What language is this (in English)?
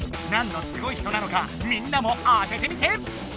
Japanese